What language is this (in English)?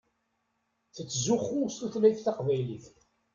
Kabyle